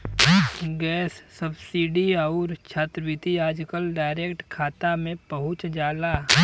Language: Bhojpuri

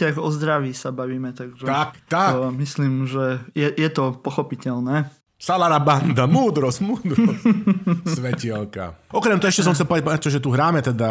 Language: Slovak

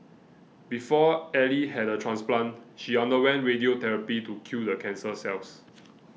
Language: English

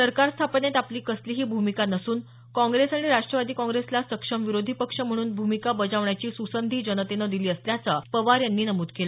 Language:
Marathi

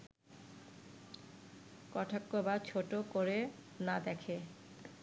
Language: Bangla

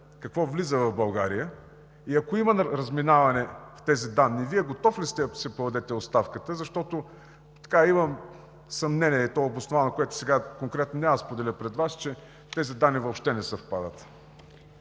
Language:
Bulgarian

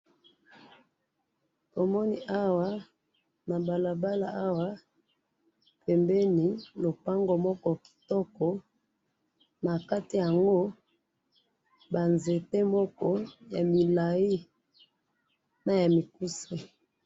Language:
Lingala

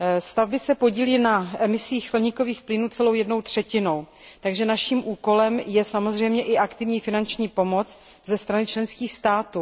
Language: Czech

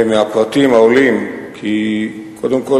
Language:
Hebrew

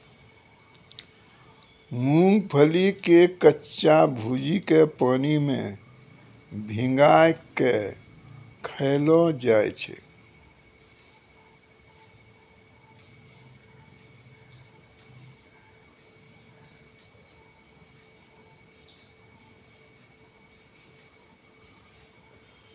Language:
Maithili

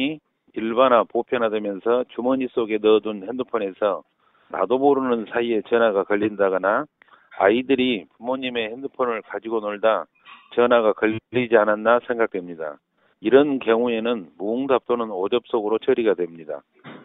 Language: Korean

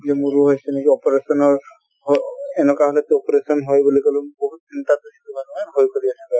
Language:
Assamese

